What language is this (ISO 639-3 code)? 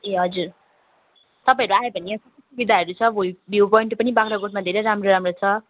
nep